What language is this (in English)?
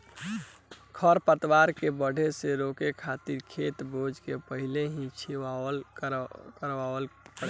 Bhojpuri